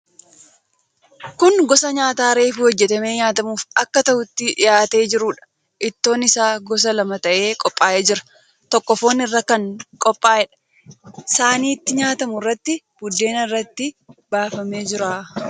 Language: Oromo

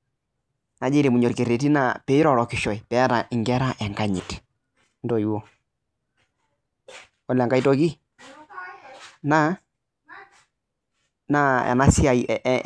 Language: Masai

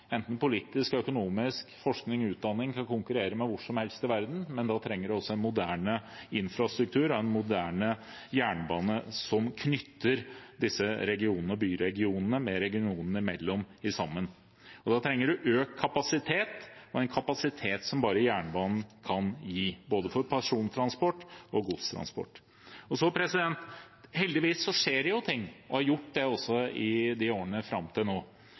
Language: Norwegian Bokmål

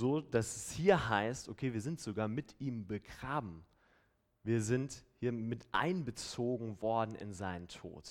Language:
German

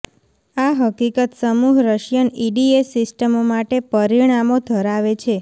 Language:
Gujarati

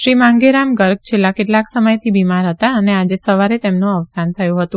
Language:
Gujarati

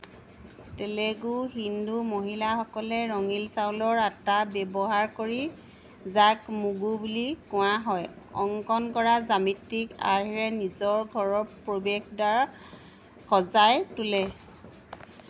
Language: Assamese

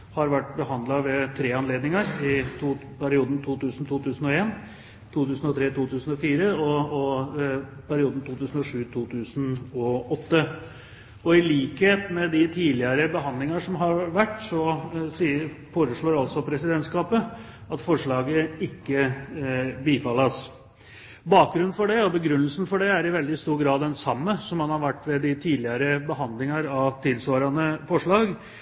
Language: Norwegian Bokmål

